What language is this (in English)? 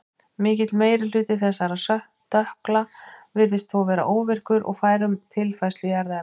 Icelandic